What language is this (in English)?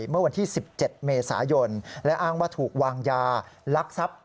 Thai